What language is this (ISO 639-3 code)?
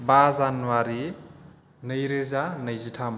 brx